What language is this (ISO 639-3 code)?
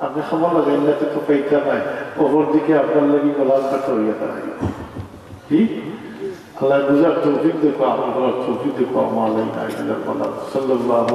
tur